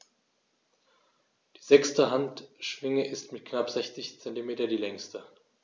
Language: German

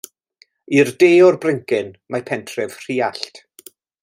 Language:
Welsh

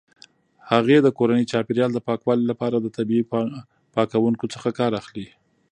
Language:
Pashto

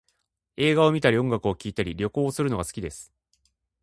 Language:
Japanese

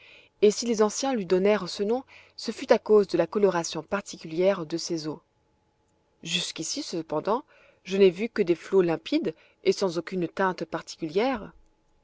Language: French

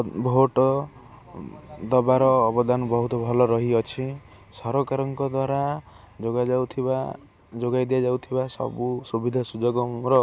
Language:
Odia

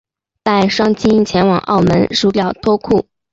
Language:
Chinese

